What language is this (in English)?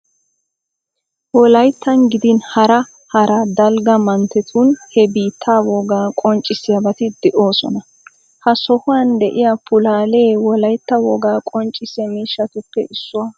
Wolaytta